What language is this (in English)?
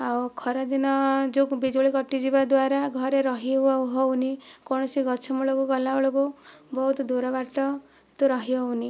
Odia